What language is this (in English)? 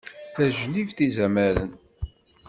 Kabyle